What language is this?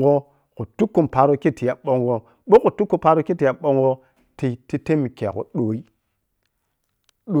Piya-Kwonci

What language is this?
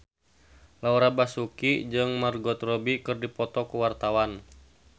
Sundanese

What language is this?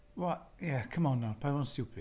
Welsh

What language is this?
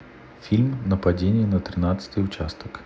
Russian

